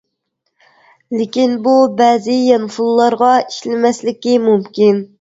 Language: Uyghur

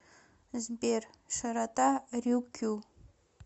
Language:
Russian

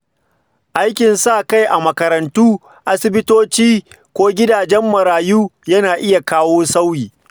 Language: Hausa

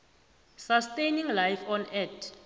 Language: South Ndebele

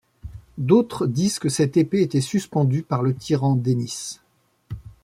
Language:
French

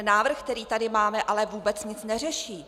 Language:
Czech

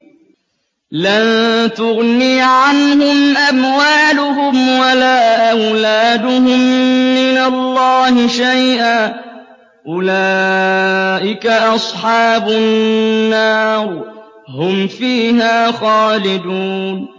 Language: Arabic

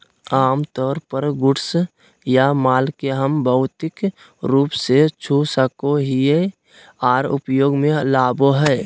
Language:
Magahi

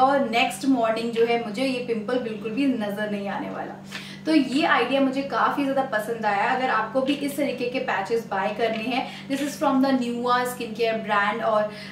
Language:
Hindi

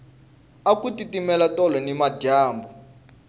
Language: Tsonga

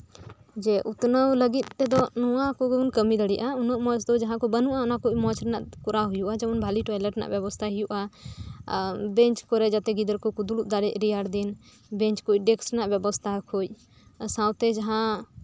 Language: Santali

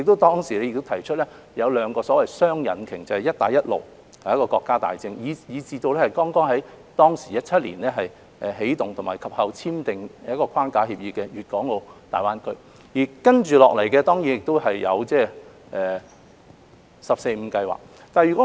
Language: Cantonese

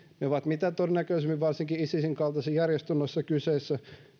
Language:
Finnish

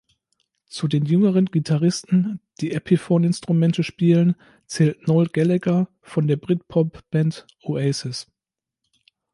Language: German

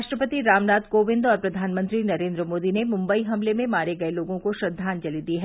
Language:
Hindi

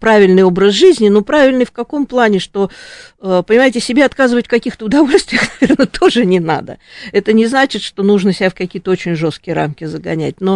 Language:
Russian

